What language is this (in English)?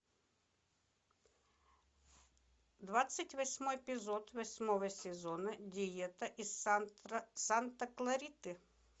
Russian